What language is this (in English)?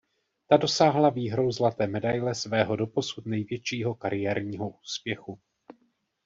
Czech